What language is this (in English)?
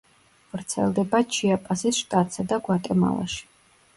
Georgian